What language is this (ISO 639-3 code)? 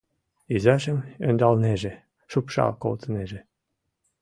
chm